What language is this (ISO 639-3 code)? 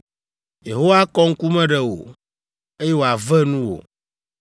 ewe